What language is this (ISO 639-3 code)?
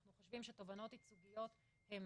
heb